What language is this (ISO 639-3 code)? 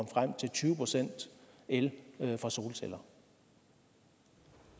dan